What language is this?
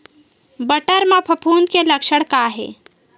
Chhattisgarhi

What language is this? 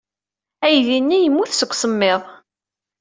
Kabyle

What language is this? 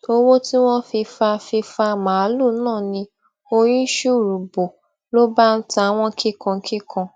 Yoruba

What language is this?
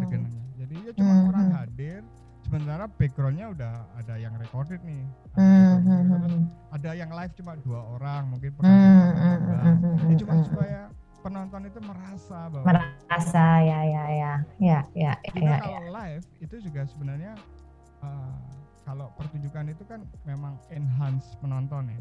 Indonesian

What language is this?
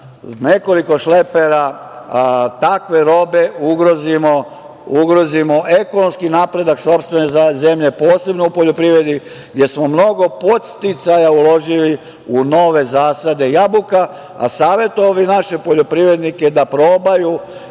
Serbian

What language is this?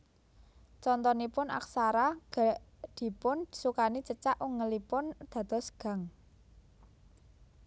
Javanese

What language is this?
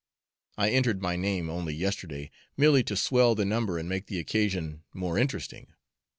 English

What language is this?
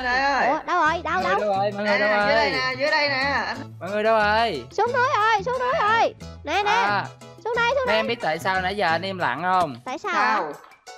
Vietnamese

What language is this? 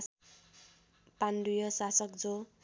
Nepali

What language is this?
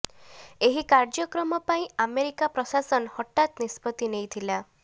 Odia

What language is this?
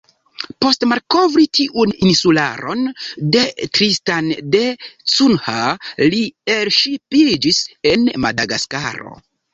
Esperanto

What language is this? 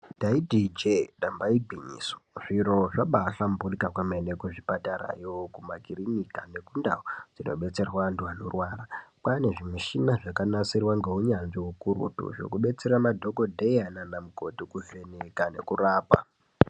Ndau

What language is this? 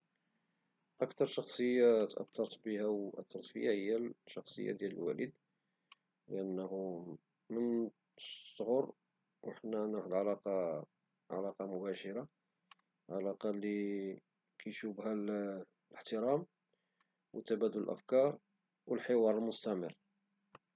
Moroccan Arabic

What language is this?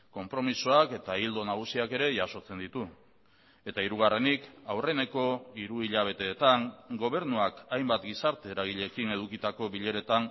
Basque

